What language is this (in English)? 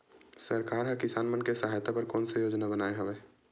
Chhattisgarhi